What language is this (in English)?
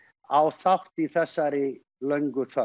Icelandic